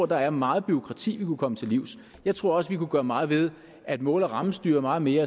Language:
Danish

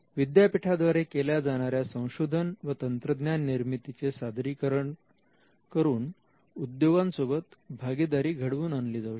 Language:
Marathi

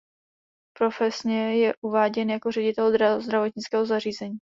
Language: Czech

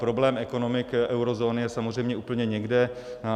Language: Czech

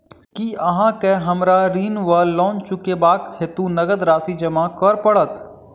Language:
Maithili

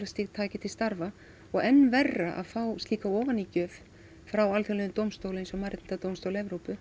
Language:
Icelandic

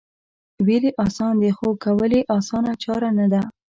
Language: Pashto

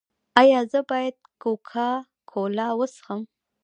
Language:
Pashto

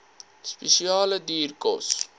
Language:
Afrikaans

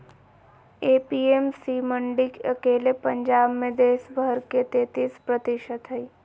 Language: Magahi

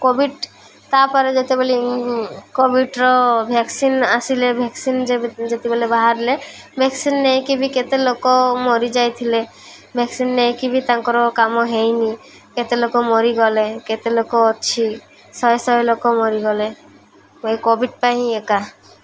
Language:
Odia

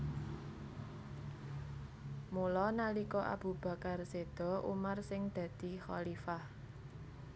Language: Javanese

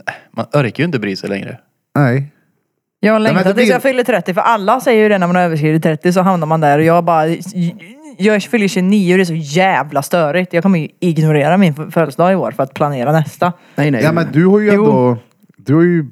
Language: Swedish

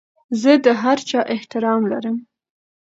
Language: Pashto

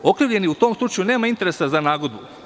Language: Serbian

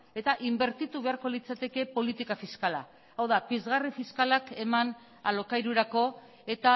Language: Basque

